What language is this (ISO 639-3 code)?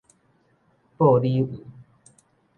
nan